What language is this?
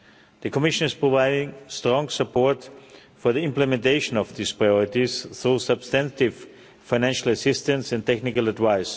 English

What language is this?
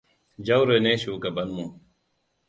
Hausa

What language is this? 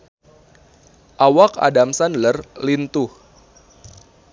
Sundanese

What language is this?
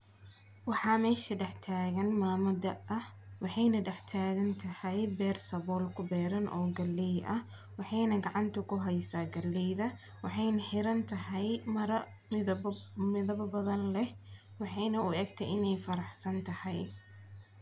Somali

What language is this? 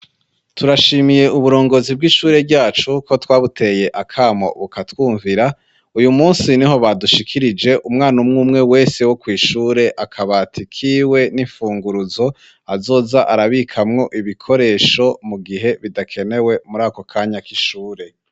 Rundi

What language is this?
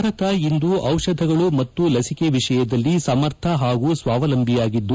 Kannada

